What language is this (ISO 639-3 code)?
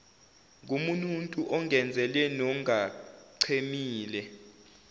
zul